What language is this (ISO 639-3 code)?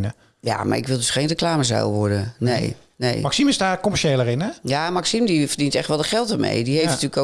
nld